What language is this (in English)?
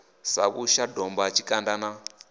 Venda